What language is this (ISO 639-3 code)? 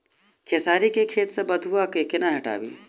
mai